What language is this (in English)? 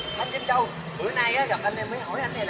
Vietnamese